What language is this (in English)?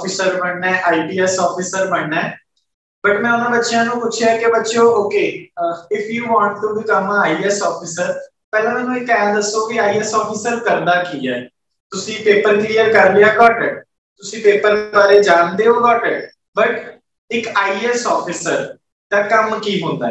Hindi